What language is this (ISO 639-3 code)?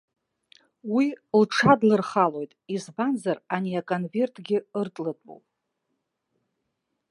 abk